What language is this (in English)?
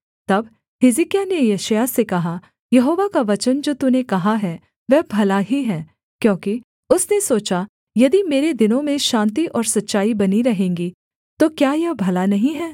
Hindi